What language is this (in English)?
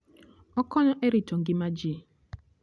Luo (Kenya and Tanzania)